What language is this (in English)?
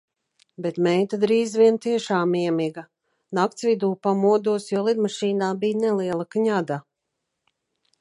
Latvian